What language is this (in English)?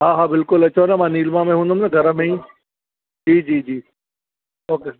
Sindhi